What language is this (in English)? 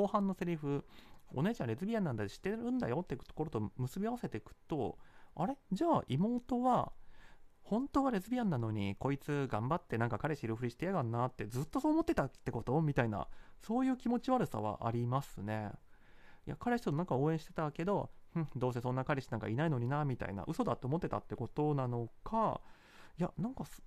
Japanese